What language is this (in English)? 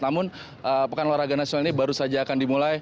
Indonesian